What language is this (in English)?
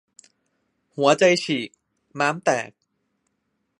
Thai